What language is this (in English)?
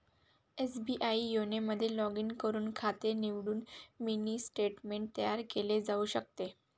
Marathi